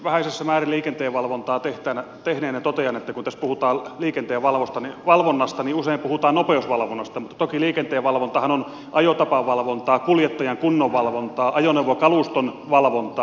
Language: Finnish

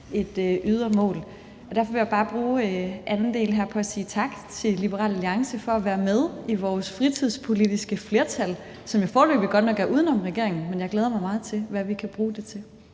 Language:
Danish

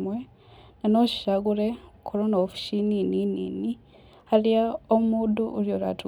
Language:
Kikuyu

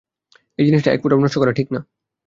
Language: Bangla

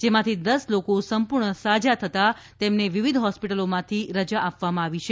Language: Gujarati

